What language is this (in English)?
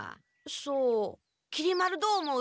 Japanese